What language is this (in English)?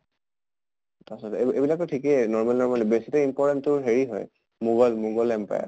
Assamese